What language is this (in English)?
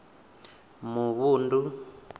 Venda